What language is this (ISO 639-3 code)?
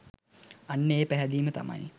sin